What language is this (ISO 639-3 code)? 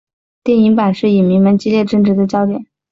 zho